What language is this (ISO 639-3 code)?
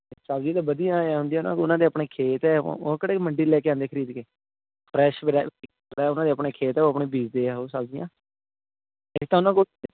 pan